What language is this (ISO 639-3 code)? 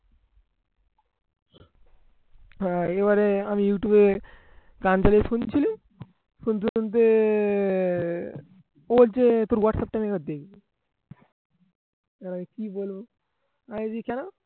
ben